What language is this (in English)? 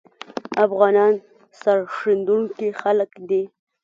Pashto